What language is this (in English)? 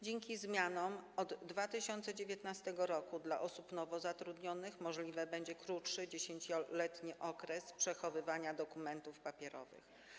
Polish